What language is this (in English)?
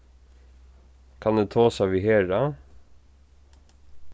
Faroese